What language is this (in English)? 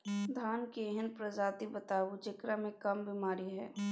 Maithili